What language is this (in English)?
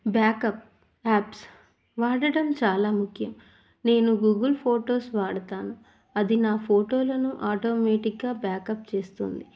Telugu